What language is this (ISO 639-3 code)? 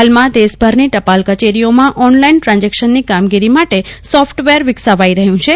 guj